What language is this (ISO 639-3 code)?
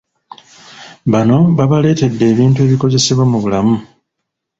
lug